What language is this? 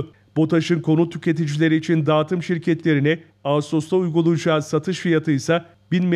Turkish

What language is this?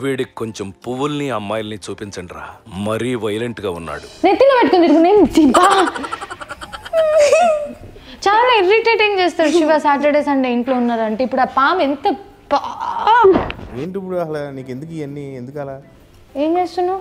Telugu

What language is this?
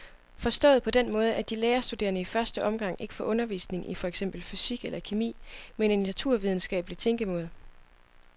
Danish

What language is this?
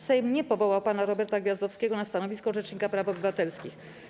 Polish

